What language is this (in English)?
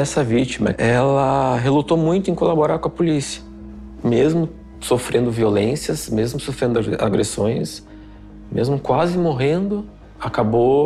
Portuguese